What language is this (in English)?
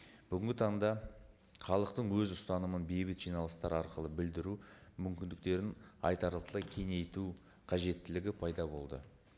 Kazakh